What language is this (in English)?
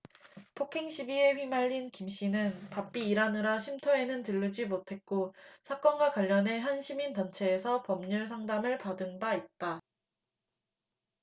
Korean